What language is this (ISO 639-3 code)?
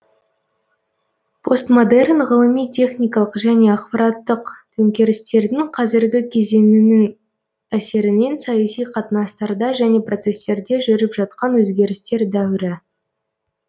kaz